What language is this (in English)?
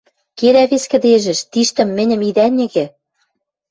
Western Mari